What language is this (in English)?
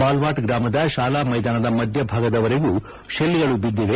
Kannada